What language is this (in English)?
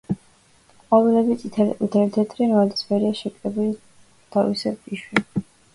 Georgian